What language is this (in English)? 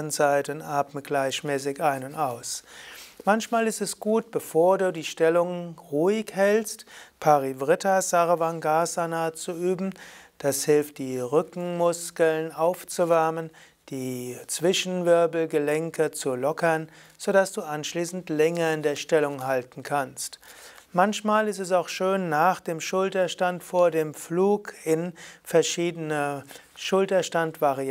German